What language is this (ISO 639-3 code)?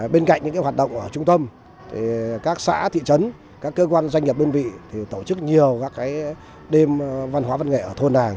vie